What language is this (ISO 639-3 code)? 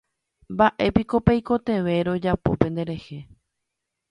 grn